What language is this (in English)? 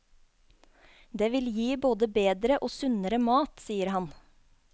Norwegian